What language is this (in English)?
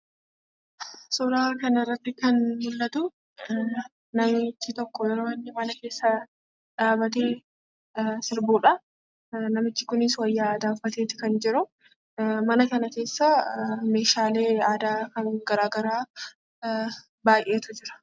Oromo